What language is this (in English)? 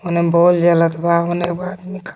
Magahi